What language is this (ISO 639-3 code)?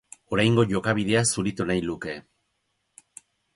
eus